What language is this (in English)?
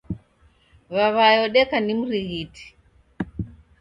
Taita